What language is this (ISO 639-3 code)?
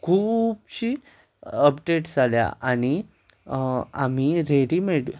kok